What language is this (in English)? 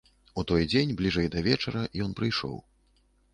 Belarusian